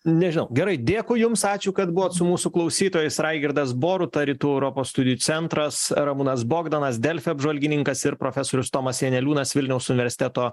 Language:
Lithuanian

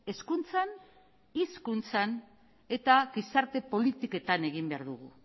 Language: Basque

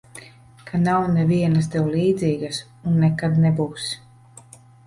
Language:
Latvian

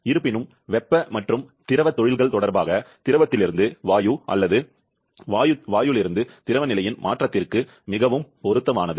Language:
Tamil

